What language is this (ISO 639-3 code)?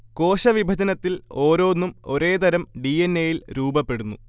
mal